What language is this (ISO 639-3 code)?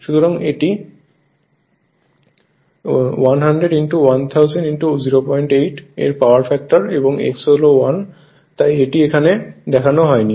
ben